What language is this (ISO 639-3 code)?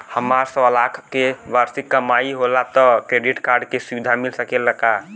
bho